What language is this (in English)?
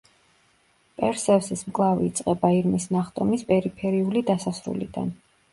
Georgian